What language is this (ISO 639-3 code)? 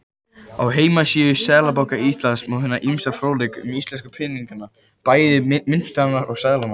isl